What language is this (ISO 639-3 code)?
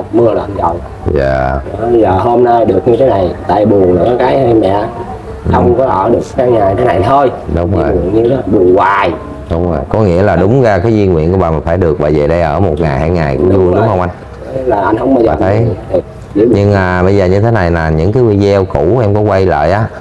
vie